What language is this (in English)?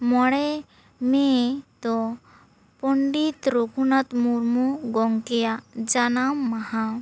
Santali